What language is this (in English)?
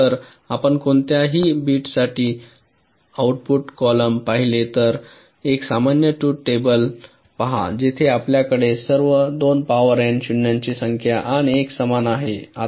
Marathi